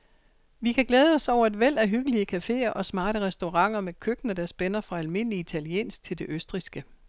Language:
Danish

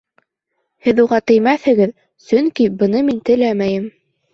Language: Bashkir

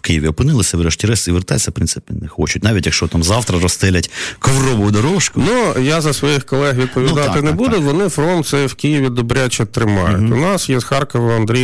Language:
Ukrainian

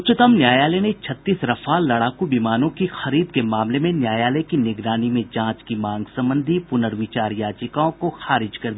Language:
Hindi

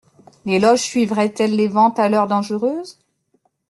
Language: French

